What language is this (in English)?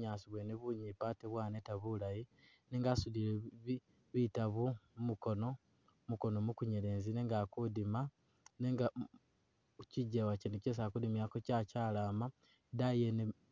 Masaaba